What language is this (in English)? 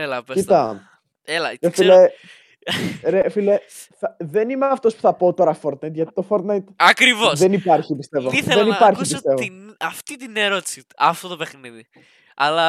Greek